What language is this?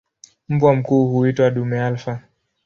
Swahili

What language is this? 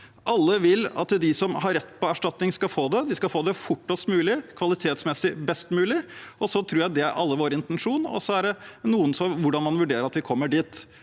Norwegian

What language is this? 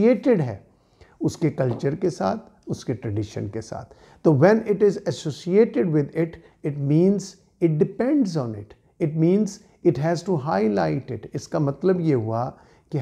Hindi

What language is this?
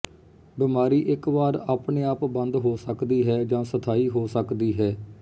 Punjabi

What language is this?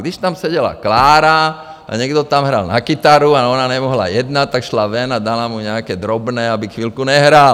Czech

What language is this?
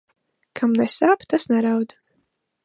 Latvian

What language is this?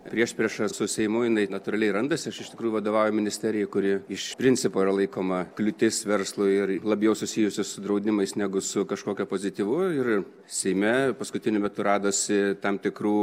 Lithuanian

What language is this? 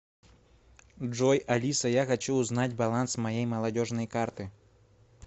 Russian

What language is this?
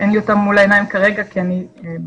Hebrew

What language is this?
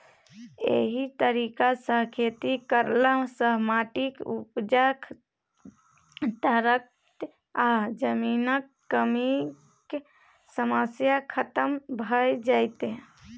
Maithili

